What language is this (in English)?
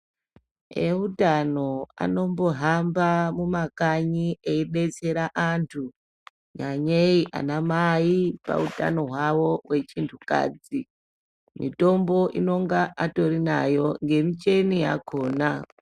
Ndau